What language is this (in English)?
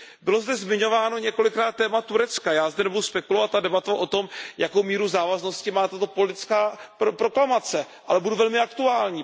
Czech